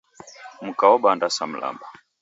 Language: Taita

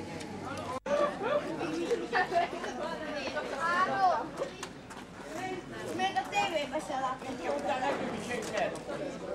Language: Hungarian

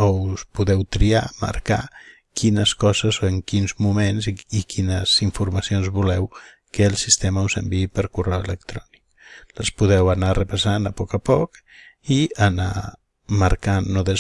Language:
Spanish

